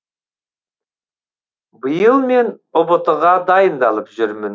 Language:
Kazakh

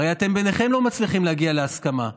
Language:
Hebrew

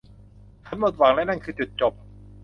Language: Thai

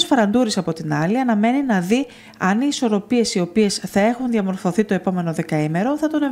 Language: Greek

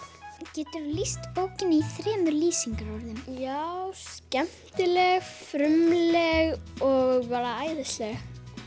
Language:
Icelandic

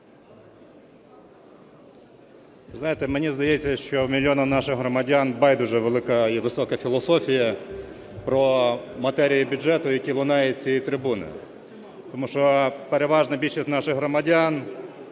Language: Ukrainian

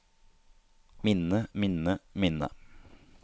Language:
Norwegian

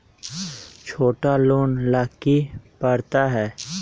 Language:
Magahi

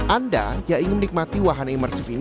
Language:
Indonesian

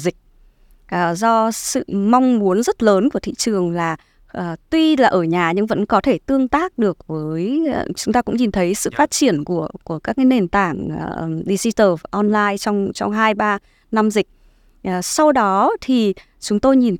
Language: Vietnamese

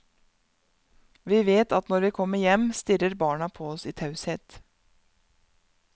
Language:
Norwegian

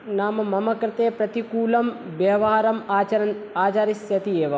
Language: Sanskrit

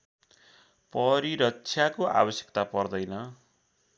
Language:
Nepali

